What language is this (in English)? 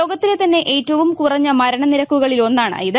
Malayalam